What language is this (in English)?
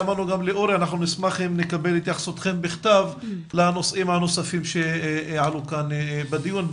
Hebrew